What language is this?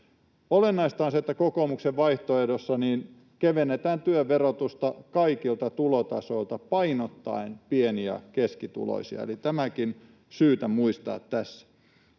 Finnish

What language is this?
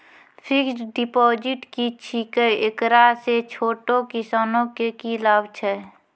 Maithili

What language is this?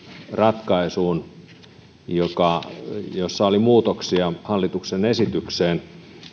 Finnish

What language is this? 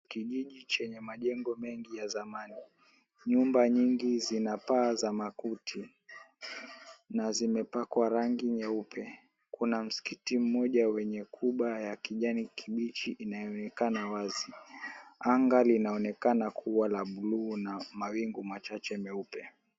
Swahili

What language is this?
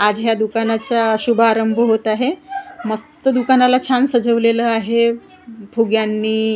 Marathi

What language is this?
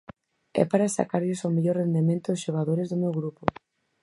Galician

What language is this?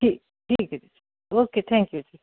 Punjabi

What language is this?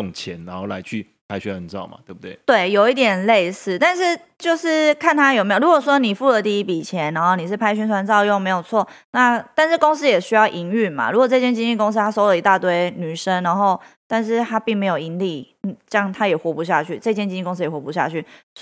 Chinese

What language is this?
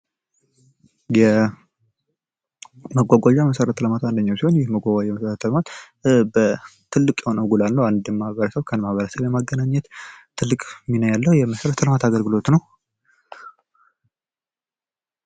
Amharic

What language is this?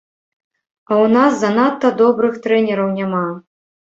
Belarusian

